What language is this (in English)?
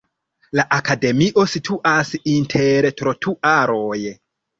Esperanto